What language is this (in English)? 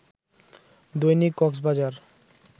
Bangla